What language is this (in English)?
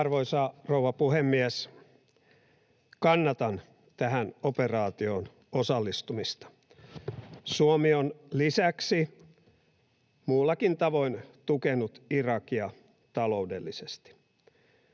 Finnish